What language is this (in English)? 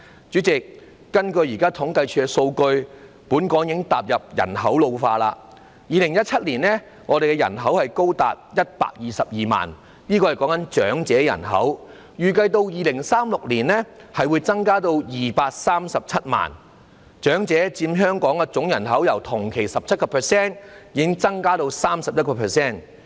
Cantonese